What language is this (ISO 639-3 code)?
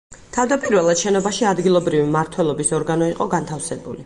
kat